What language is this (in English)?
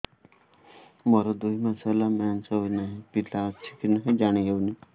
Odia